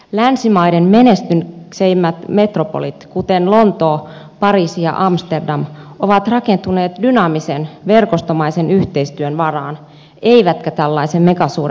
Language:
Finnish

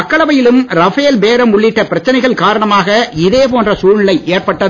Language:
Tamil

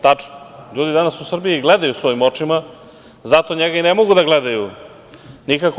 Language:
Serbian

